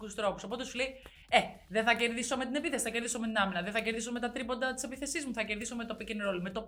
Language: Greek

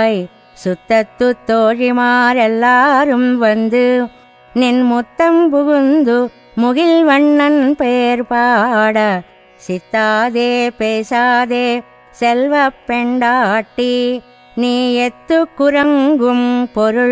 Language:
Telugu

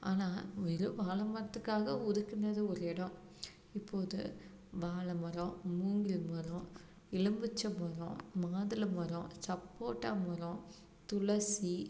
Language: Tamil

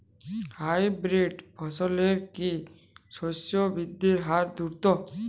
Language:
Bangla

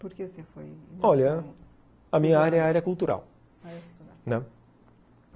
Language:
Portuguese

